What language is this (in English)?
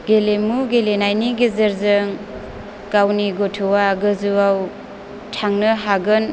Bodo